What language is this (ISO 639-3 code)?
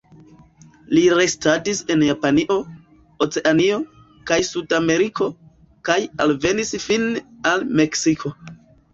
epo